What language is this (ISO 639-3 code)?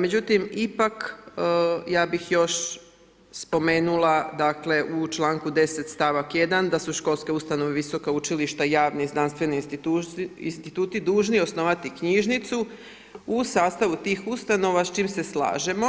hrv